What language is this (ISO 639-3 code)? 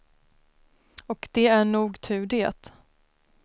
swe